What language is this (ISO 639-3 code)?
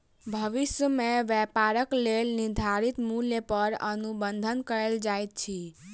mai